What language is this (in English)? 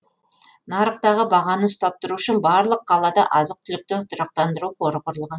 Kazakh